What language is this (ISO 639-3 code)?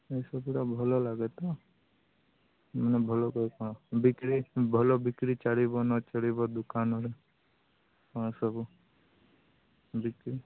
ori